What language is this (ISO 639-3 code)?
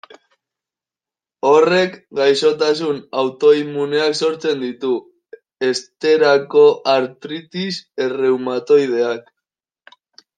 eus